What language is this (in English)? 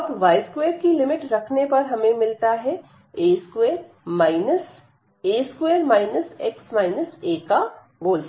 Hindi